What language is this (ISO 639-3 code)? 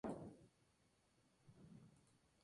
spa